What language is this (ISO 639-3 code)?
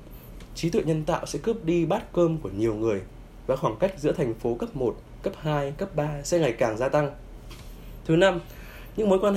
vie